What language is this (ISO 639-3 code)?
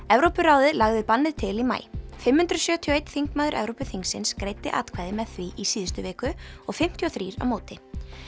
isl